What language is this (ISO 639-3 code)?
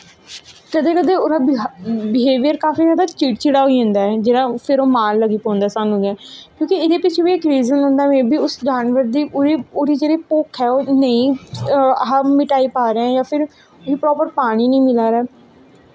doi